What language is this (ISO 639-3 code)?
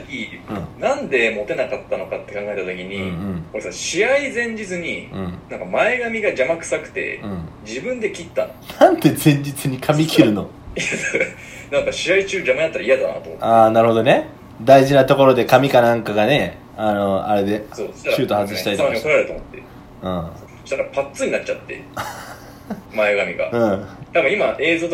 jpn